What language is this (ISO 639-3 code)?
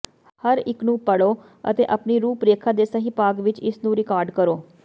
pan